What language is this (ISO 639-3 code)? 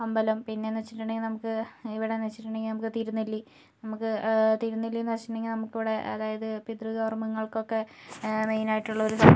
mal